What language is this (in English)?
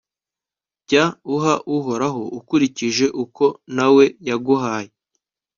Kinyarwanda